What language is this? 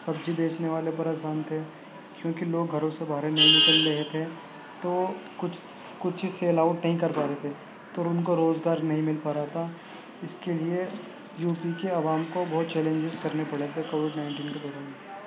Urdu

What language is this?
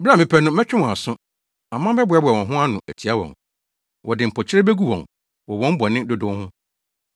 Akan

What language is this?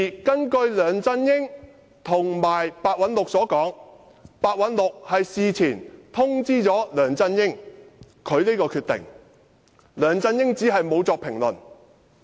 Cantonese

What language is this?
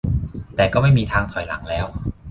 Thai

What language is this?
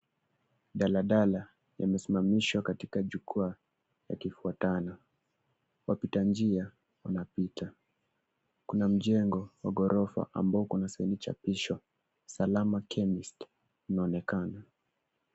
Swahili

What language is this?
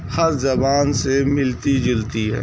Urdu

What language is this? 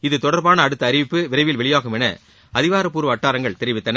Tamil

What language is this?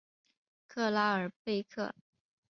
Chinese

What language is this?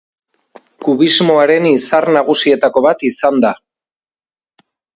Basque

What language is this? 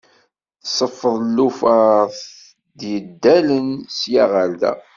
Kabyle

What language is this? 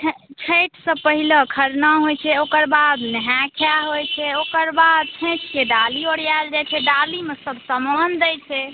Maithili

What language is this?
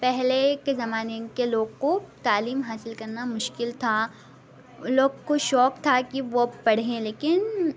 Urdu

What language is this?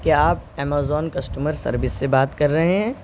Urdu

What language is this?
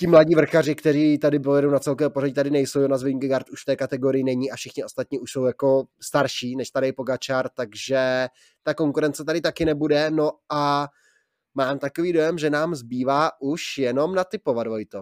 Czech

